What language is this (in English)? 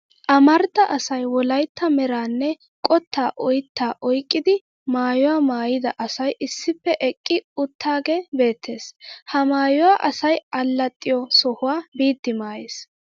Wolaytta